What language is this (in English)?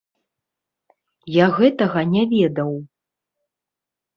Belarusian